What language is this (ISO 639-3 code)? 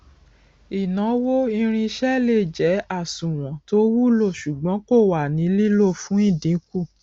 yor